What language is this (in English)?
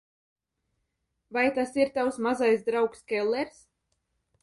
Latvian